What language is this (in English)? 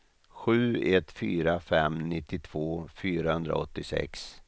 Swedish